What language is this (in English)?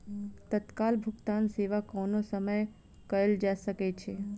Maithili